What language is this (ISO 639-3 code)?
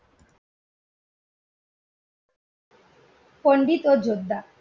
ben